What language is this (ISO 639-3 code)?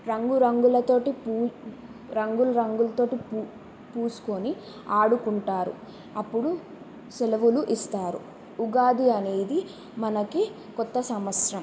tel